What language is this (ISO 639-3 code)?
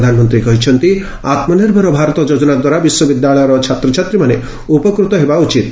ori